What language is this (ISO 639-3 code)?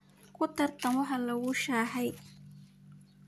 som